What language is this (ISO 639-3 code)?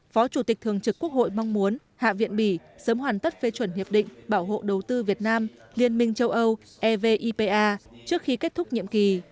vie